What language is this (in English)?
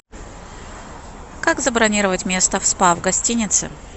Russian